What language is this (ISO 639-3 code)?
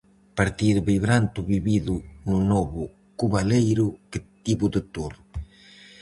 glg